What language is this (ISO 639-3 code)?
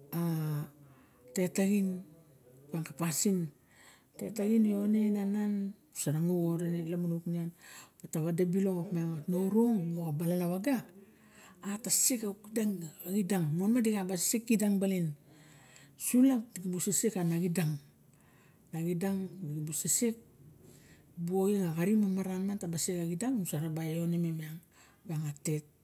bjk